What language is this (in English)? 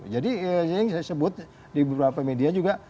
Indonesian